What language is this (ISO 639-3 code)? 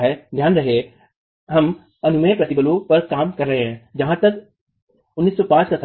hin